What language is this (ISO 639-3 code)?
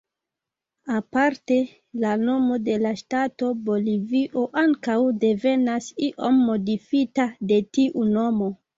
epo